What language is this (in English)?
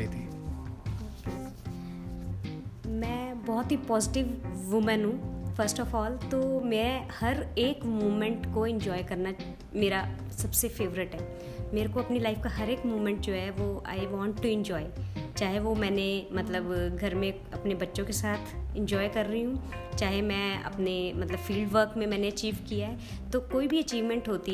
Hindi